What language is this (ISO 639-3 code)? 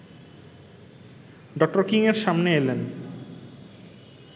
ben